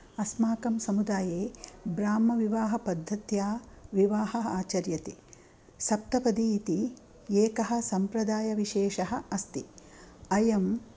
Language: Sanskrit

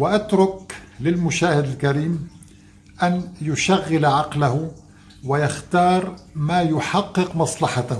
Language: Arabic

